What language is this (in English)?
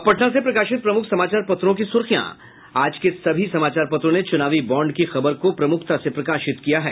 Hindi